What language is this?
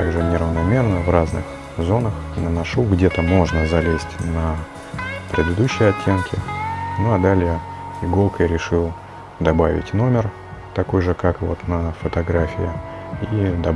Russian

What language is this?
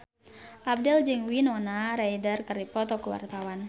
Sundanese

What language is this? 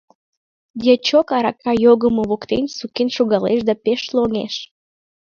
Mari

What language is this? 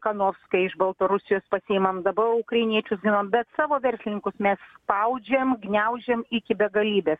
Lithuanian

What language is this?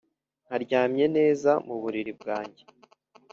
Kinyarwanda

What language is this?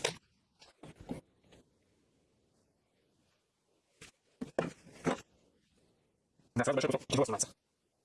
Russian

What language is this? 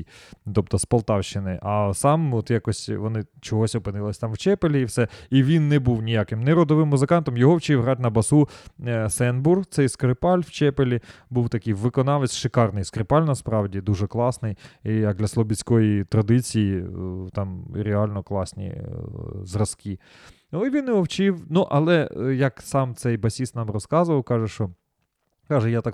Ukrainian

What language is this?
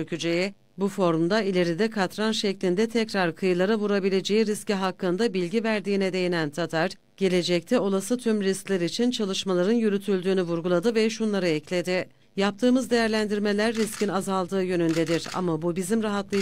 Turkish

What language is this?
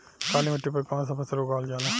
Bhojpuri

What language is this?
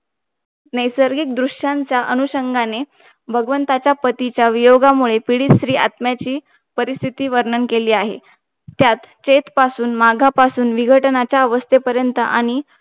Marathi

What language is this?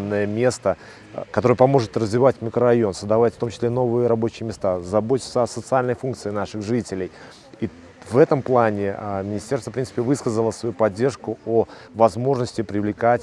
Russian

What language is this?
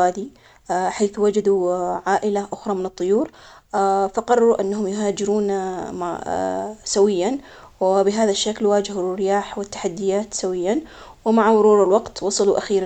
Omani Arabic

